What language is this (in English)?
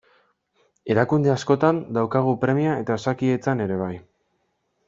Basque